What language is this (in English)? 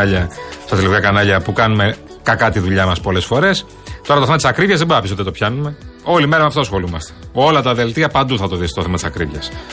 Greek